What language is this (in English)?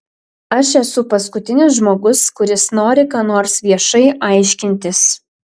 Lithuanian